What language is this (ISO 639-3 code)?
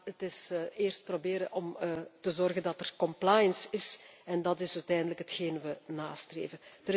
nld